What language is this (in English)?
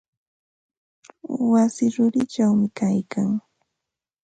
Ambo-Pasco Quechua